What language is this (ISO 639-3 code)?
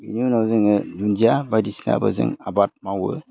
brx